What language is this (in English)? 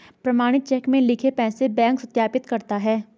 Hindi